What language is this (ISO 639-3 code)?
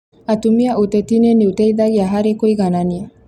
kik